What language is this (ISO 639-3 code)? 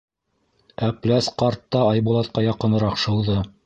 bak